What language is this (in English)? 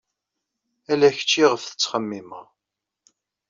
Kabyle